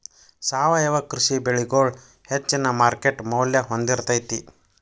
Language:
Kannada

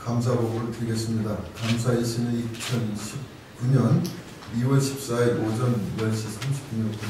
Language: Korean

